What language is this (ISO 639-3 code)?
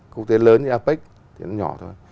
vie